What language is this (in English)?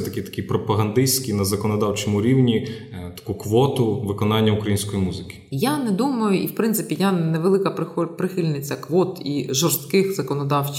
Ukrainian